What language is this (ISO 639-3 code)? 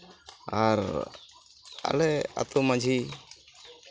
sat